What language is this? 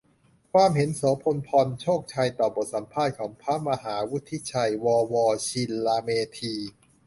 Thai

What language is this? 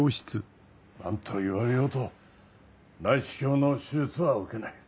Japanese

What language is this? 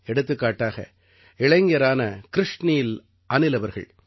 Tamil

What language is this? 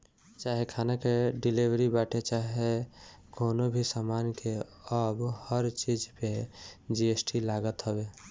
Bhojpuri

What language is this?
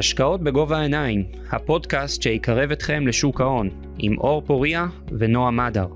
Hebrew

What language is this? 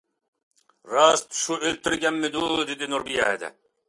Uyghur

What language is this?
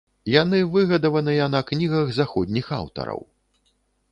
Belarusian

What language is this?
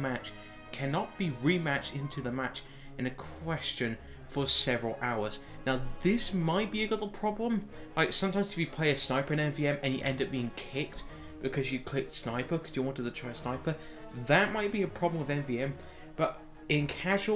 English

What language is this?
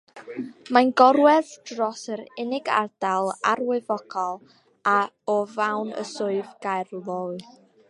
Welsh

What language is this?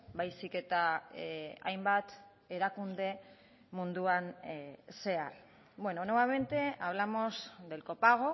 Basque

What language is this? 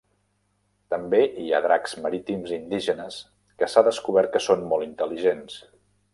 Catalan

